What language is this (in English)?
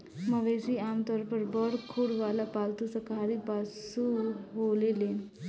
Bhojpuri